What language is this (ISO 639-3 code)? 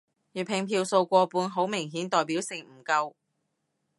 yue